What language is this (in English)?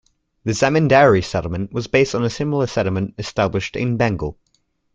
English